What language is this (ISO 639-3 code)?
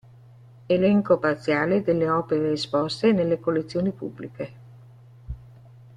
ita